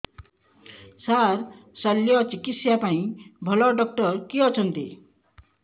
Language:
Odia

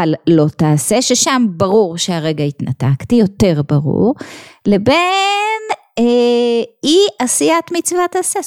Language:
Hebrew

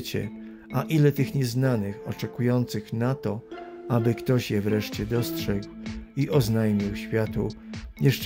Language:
Polish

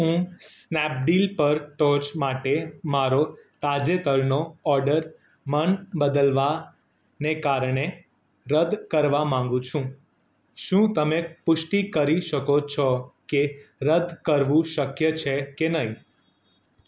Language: Gujarati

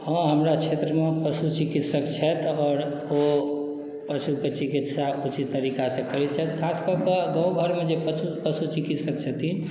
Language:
Maithili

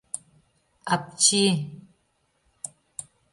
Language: Mari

